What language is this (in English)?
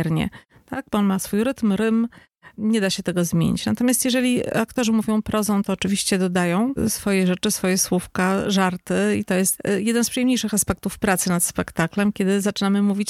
Polish